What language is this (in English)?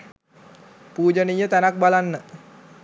Sinhala